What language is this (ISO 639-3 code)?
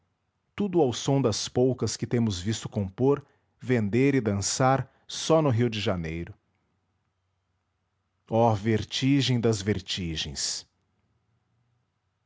por